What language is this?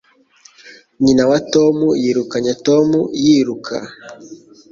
Kinyarwanda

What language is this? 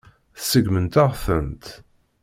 Kabyle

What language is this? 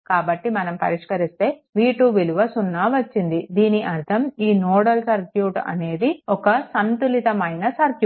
Telugu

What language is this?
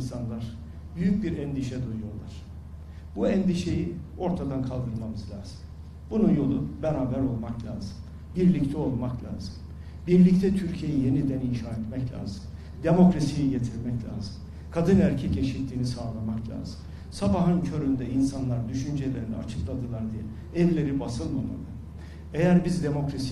Turkish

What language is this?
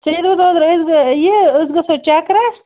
Kashmiri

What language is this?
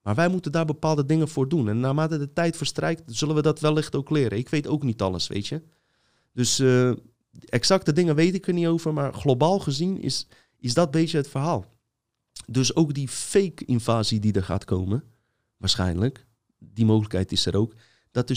Dutch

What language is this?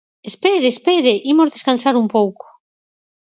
Galician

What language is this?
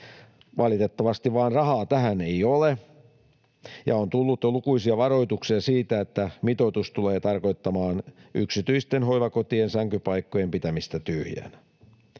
Finnish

